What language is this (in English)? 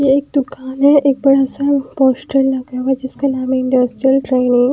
Hindi